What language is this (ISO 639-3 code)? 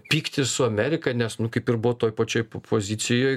lit